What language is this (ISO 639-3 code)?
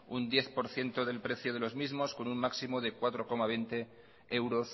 spa